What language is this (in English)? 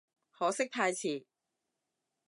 Cantonese